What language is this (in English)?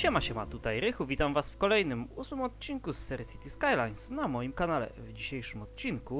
Polish